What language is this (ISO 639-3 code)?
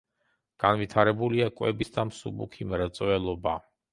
kat